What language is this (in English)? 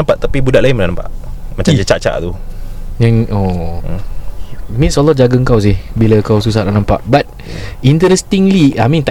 Malay